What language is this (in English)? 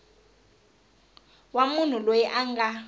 Tsonga